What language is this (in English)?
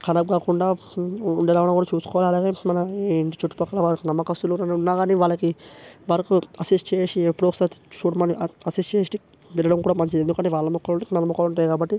Telugu